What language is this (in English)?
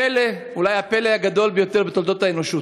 Hebrew